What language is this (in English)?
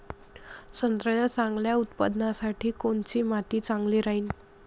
Marathi